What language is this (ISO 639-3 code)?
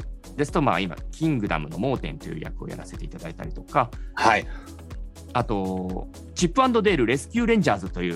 jpn